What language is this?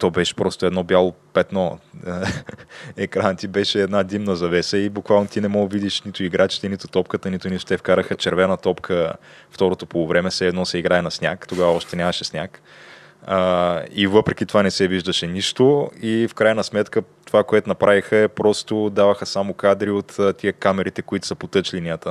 Bulgarian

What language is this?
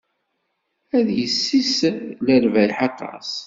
Kabyle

